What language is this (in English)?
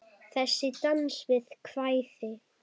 Icelandic